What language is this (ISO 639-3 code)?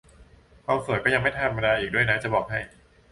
tha